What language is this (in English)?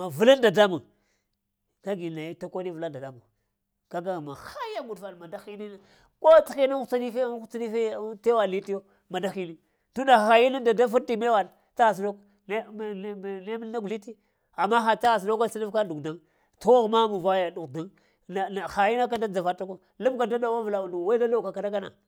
Lamang